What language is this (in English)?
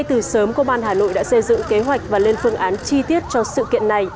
Vietnamese